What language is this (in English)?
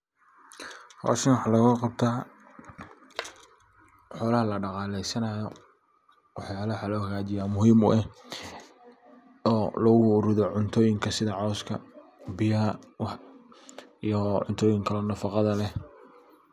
Somali